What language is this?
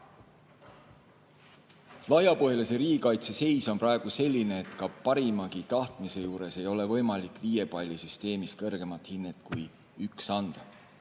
Estonian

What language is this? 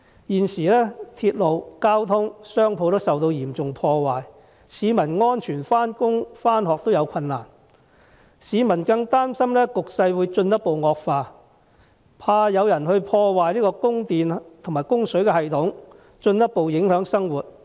Cantonese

